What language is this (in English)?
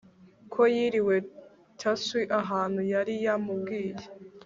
Kinyarwanda